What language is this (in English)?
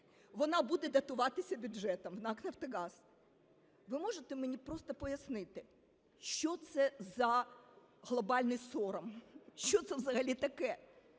Ukrainian